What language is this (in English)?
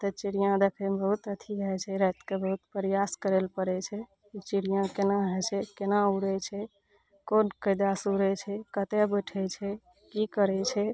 Maithili